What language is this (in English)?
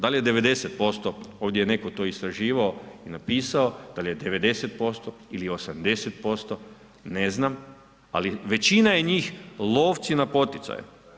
Croatian